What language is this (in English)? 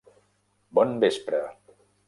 Catalan